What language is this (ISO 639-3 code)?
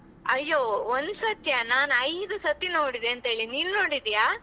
kan